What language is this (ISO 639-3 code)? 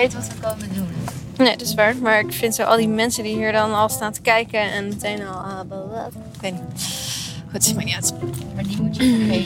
nld